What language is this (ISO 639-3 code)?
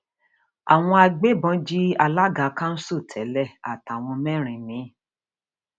yor